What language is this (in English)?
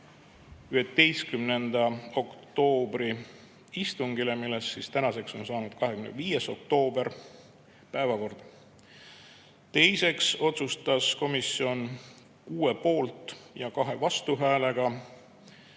Estonian